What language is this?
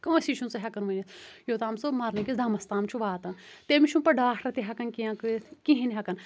Kashmiri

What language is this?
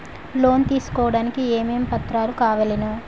Telugu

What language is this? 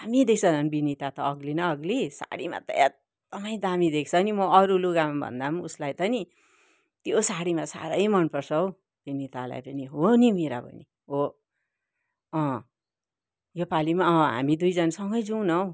Nepali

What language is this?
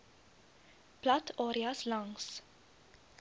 Afrikaans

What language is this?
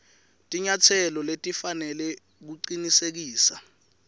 Swati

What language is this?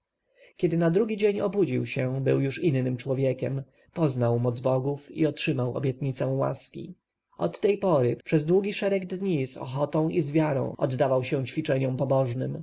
Polish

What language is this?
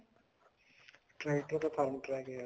Punjabi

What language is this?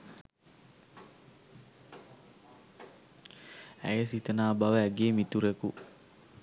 Sinhala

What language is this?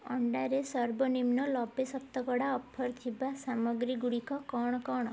Odia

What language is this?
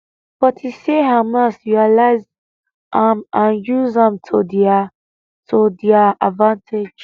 Nigerian Pidgin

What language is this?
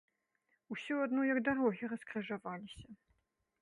Belarusian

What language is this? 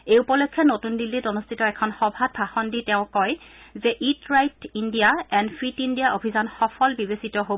Assamese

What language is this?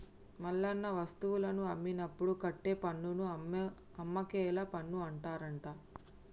Telugu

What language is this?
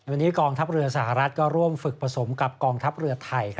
Thai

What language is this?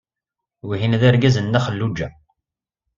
Kabyle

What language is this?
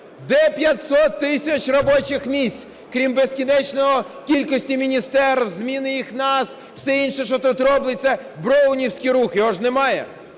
Ukrainian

